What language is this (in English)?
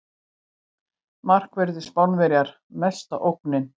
Icelandic